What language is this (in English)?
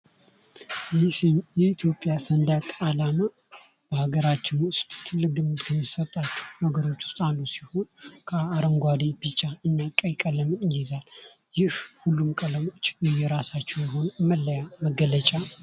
Amharic